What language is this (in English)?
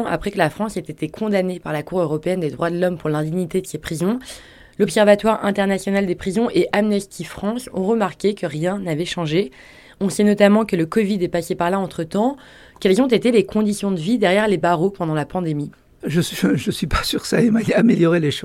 French